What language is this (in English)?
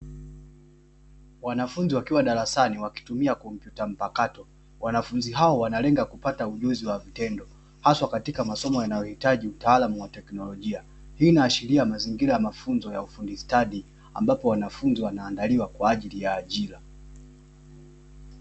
Swahili